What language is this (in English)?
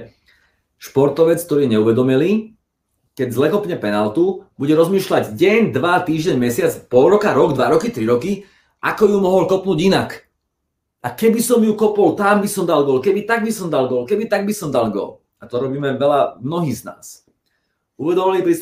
Slovak